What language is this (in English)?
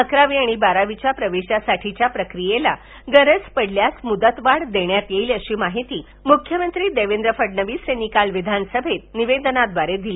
Marathi